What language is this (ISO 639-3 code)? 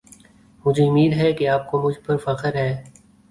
urd